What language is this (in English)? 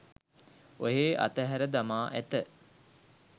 Sinhala